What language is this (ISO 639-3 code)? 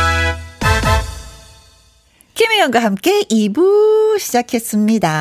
kor